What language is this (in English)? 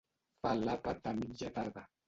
Catalan